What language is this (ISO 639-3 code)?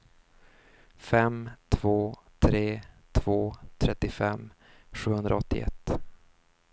swe